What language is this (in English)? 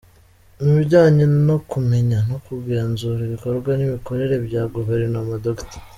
Kinyarwanda